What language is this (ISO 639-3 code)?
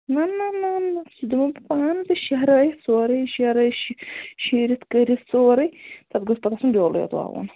kas